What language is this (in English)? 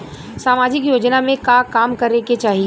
Bhojpuri